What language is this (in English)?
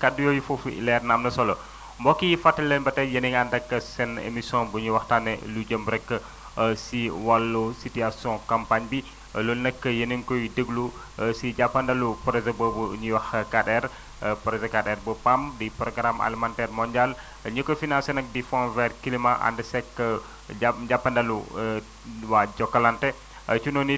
Wolof